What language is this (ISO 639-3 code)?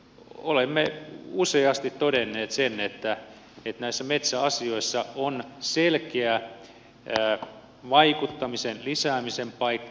fin